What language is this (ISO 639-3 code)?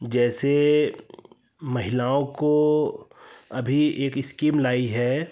hin